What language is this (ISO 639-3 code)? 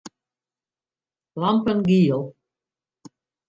fry